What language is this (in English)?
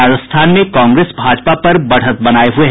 Hindi